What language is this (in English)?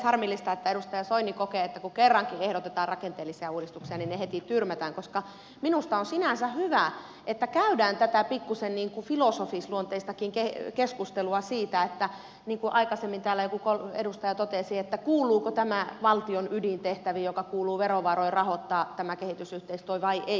Finnish